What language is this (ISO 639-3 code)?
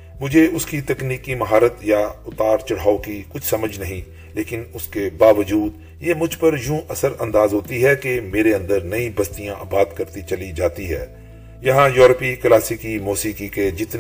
urd